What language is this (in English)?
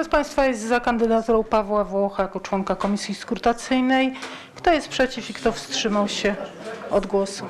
Polish